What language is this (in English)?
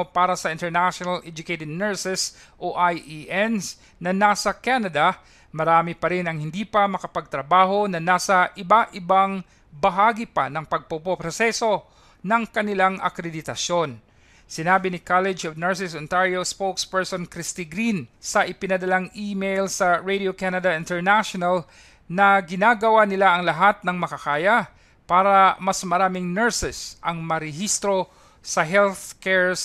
Filipino